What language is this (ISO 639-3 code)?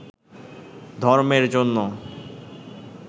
ben